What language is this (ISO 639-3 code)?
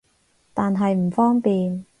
yue